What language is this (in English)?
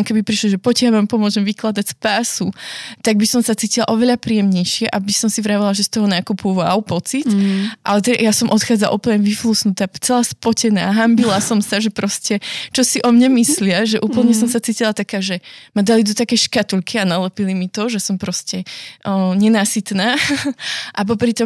Slovak